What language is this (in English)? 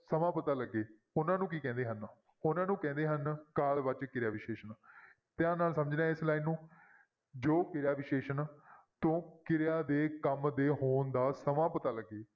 Punjabi